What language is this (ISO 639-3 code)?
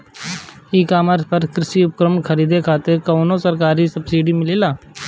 bho